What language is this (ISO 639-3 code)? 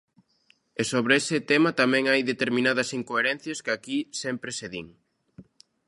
glg